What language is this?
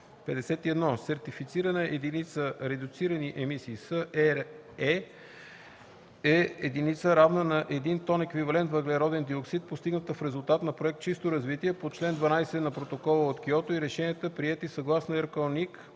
Bulgarian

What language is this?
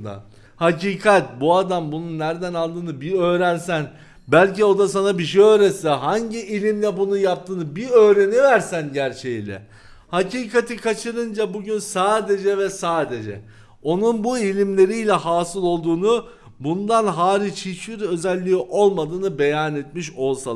Turkish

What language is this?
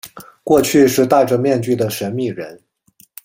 Chinese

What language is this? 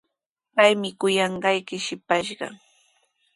Sihuas Ancash Quechua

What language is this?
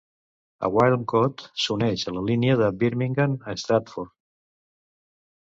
Catalan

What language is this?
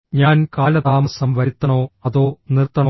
Malayalam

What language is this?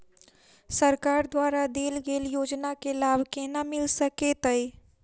Maithili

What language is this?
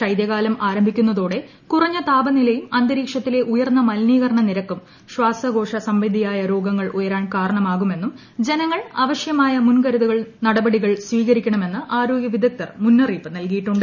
Malayalam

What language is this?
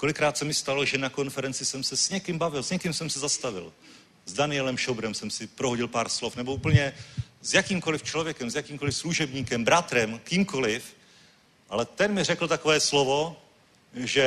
Czech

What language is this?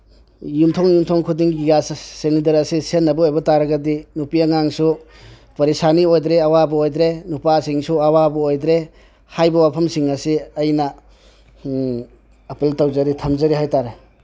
Manipuri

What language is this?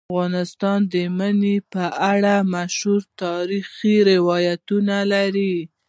Pashto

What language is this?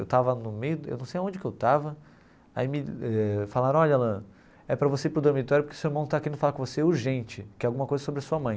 Portuguese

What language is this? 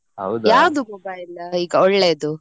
Kannada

